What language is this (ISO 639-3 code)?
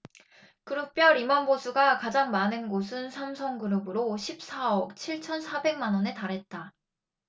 kor